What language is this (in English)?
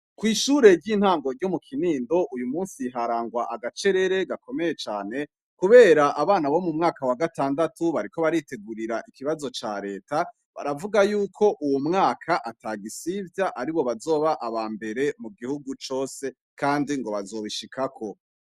Rundi